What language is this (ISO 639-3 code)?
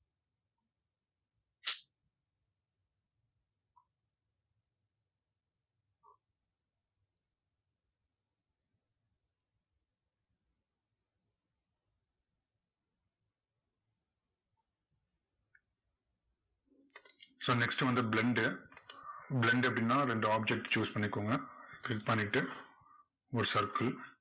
tam